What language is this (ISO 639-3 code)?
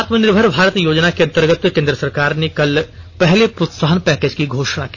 hin